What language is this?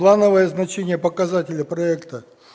Russian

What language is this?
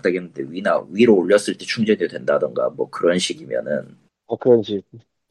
Korean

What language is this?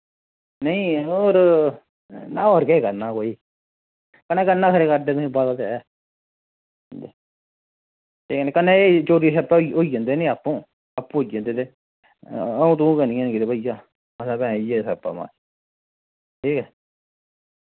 Dogri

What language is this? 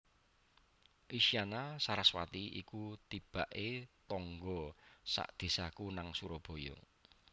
Javanese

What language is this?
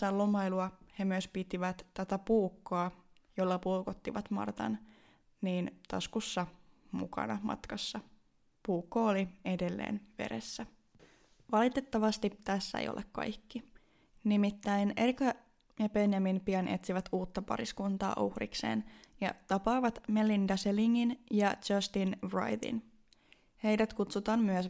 Finnish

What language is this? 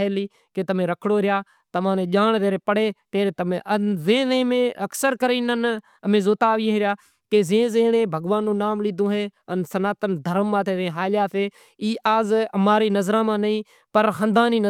Kachi Koli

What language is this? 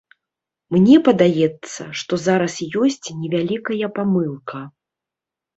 Belarusian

